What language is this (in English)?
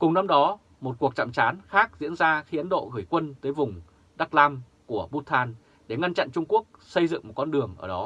Vietnamese